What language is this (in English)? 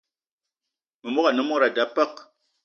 Eton (Cameroon)